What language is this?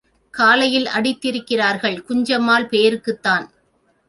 Tamil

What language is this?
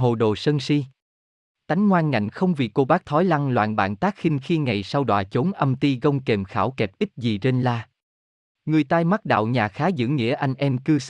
Vietnamese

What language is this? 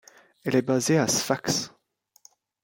French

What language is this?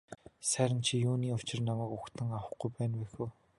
Mongolian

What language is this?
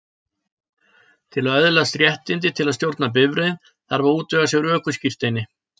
Icelandic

